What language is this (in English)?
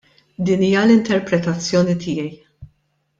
Maltese